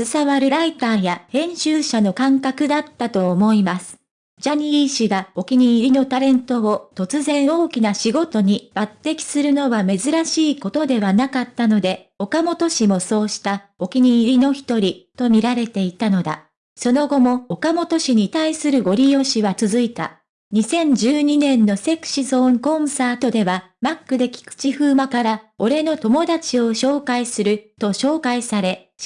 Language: Japanese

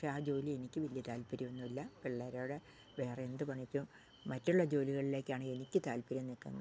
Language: Malayalam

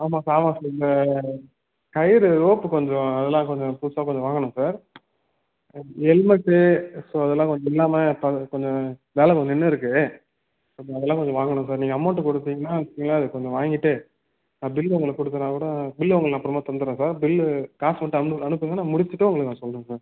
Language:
Tamil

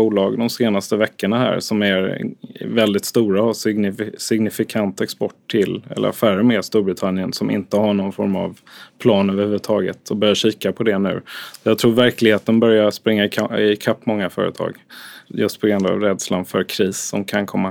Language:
Swedish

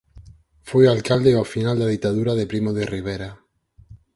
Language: Galician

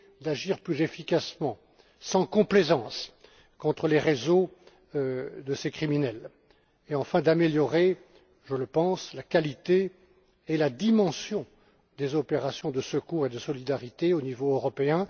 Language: French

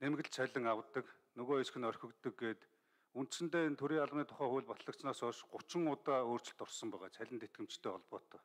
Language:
Turkish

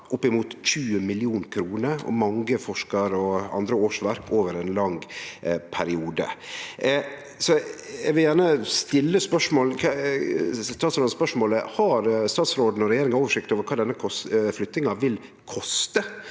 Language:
Norwegian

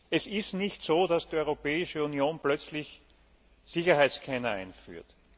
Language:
German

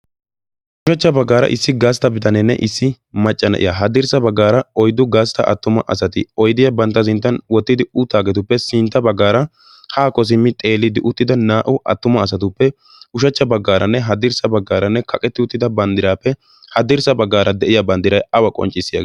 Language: Wolaytta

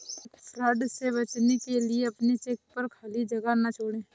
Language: Hindi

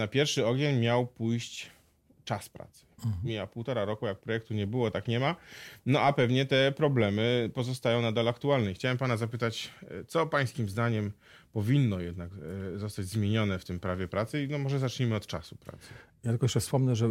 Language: Polish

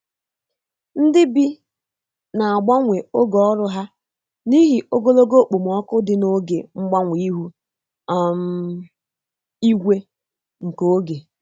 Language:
Igbo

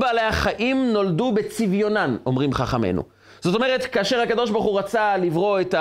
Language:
Hebrew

